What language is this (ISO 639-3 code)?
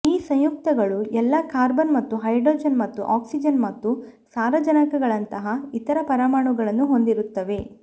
kan